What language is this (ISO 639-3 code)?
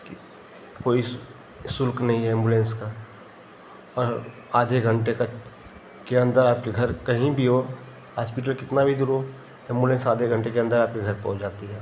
hin